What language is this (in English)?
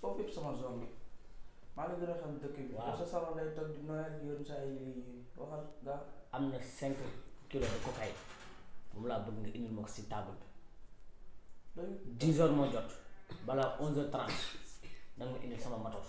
Wolof